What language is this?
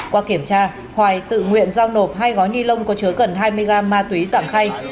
Vietnamese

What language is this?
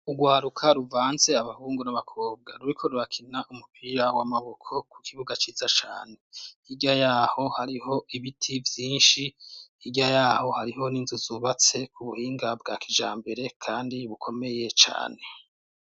Rundi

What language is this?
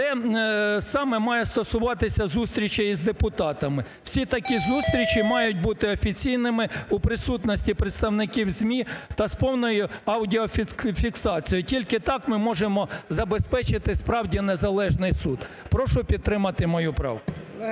Ukrainian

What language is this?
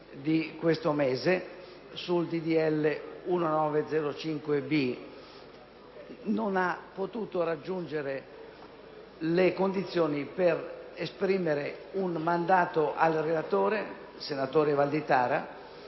Italian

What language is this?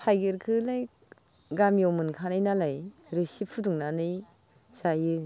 Bodo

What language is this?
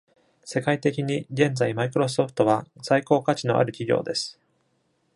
Japanese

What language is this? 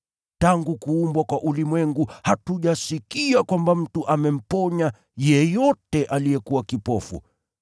Swahili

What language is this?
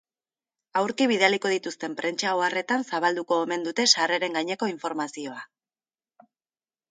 Basque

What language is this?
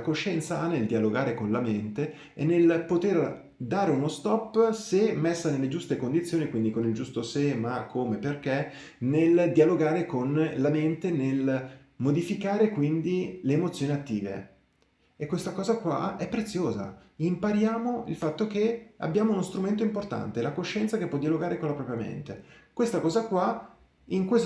Italian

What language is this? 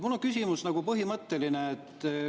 Estonian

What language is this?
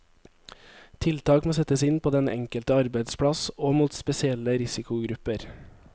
Norwegian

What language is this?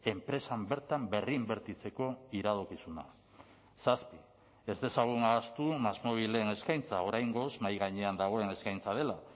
Basque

